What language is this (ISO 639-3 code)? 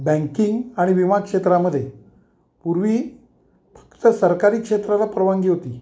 mar